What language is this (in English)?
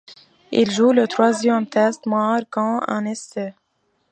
French